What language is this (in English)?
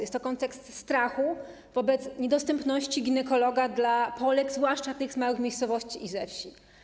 Polish